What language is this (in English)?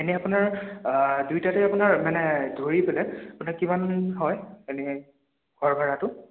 Assamese